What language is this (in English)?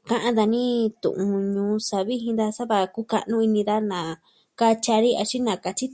Southwestern Tlaxiaco Mixtec